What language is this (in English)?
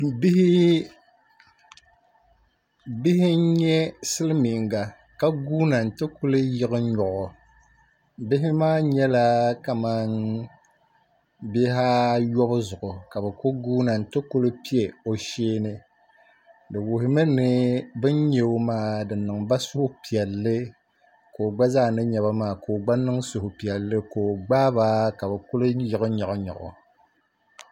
Dagbani